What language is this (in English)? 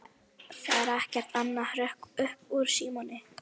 Icelandic